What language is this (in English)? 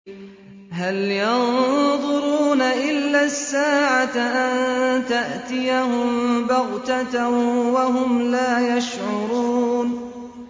Arabic